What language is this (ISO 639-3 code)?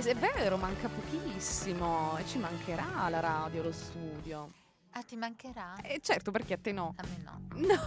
ita